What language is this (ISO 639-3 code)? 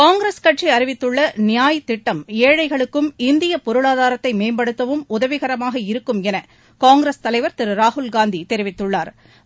tam